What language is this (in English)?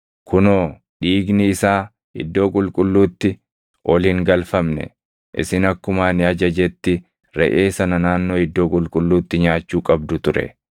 Oromo